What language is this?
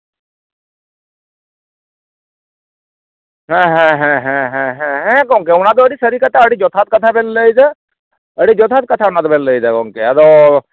Santali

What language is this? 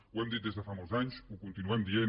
Catalan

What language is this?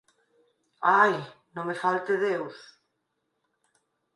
Galician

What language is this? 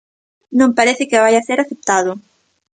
Galician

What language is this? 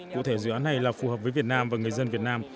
Vietnamese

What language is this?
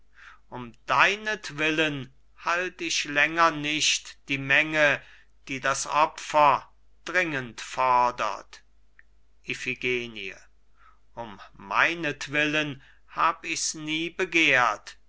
German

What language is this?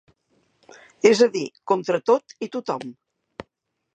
Catalan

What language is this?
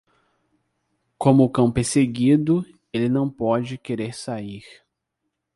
Portuguese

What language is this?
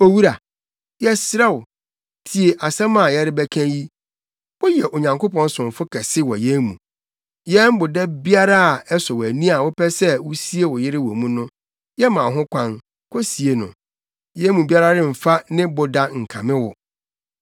Akan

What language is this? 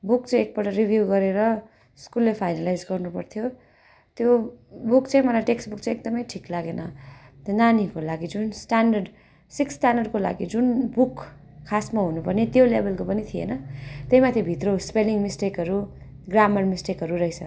Nepali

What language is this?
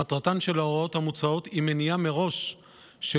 Hebrew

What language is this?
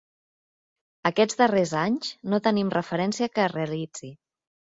Catalan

